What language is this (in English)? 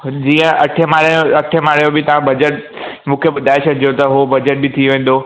Sindhi